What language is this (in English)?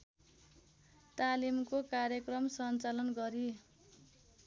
Nepali